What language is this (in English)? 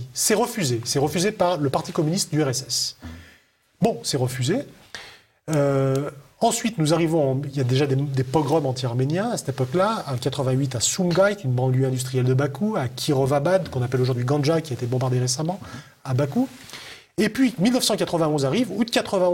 French